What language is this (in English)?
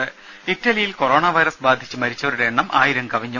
Malayalam